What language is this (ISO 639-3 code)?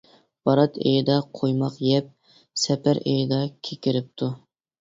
uig